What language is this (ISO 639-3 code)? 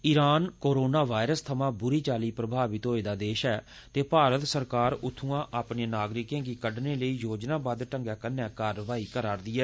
doi